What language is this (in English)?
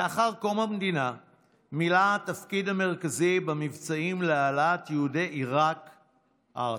Hebrew